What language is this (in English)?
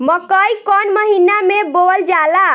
Bhojpuri